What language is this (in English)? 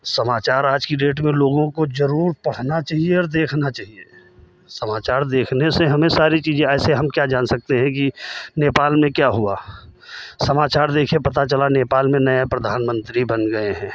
Hindi